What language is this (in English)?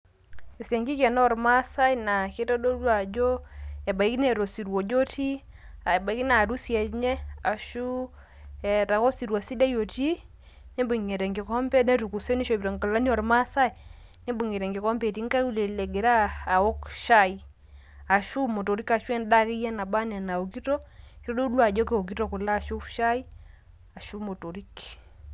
Masai